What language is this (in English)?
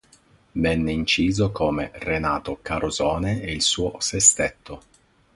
Italian